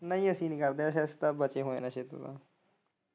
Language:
Punjabi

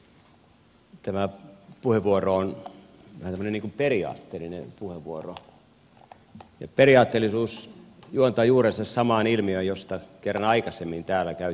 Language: Finnish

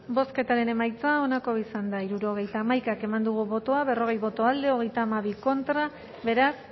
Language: Basque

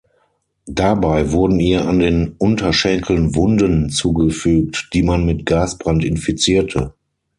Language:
German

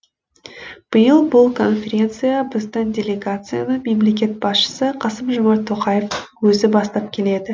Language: Kazakh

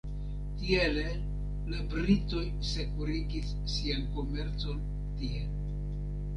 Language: Esperanto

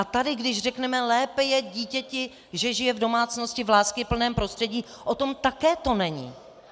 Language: Czech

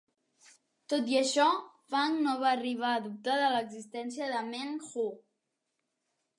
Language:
Catalan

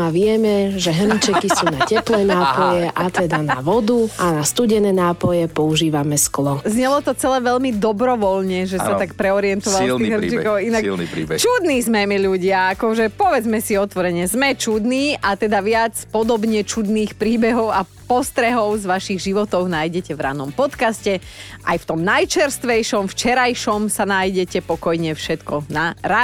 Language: Slovak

